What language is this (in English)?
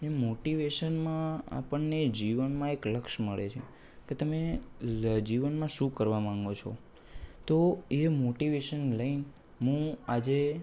Gujarati